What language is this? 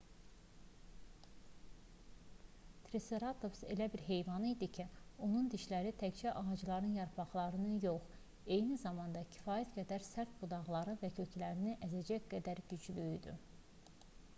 Azerbaijani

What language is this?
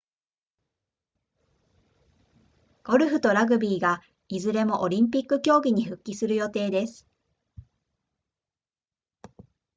Japanese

